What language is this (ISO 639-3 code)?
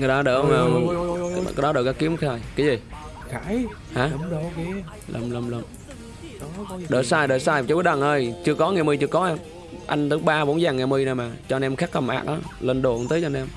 vie